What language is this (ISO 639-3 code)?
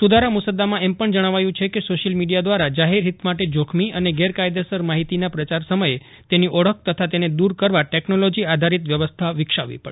guj